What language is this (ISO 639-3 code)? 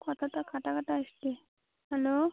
ben